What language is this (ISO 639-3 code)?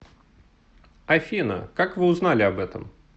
rus